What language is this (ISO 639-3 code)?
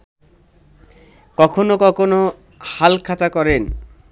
ben